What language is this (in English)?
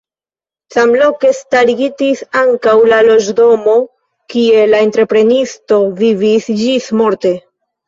Esperanto